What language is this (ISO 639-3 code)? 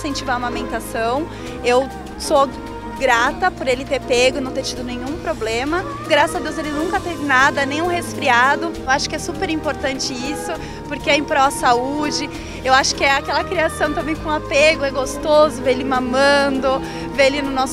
por